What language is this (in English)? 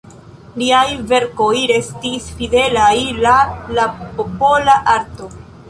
Esperanto